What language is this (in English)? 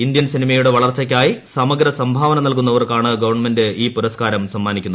Malayalam